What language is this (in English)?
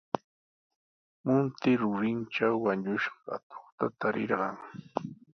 Sihuas Ancash Quechua